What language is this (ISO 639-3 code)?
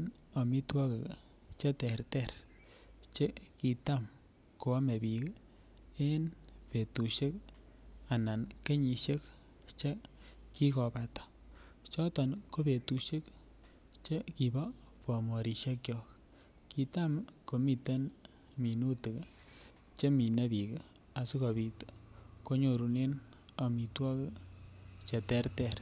kln